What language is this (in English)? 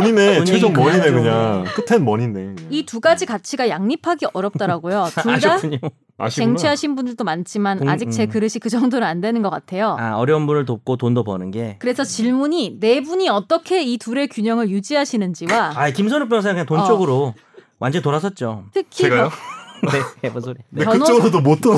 Korean